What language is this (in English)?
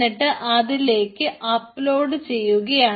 Malayalam